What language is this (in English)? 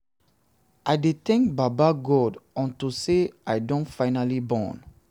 Nigerian Pidgin